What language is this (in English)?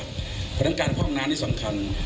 Thai